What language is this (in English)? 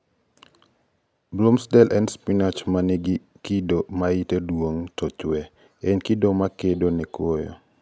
Luo (Kenya and Tanzania)